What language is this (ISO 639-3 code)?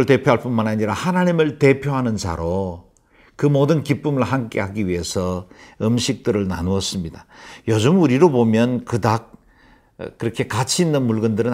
kor